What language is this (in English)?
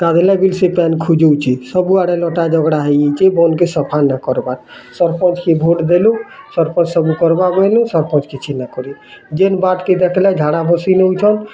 Odia